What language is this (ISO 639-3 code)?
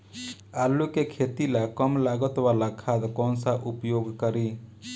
bho